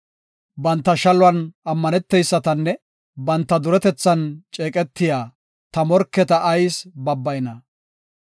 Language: Gofa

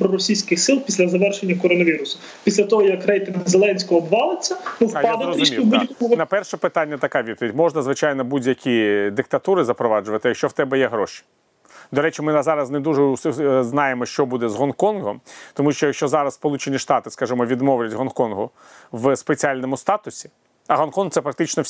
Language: Ukrainian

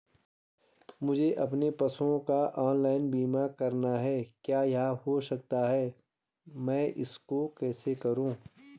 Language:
Hindi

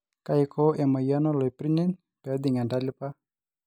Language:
Masai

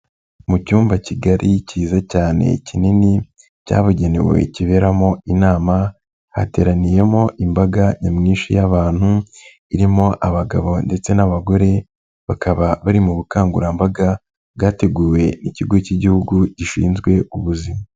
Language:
Kinyarwanda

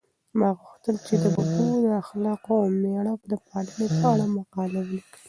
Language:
Pashto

